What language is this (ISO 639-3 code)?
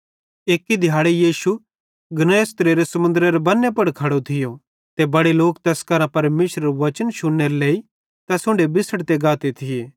bhd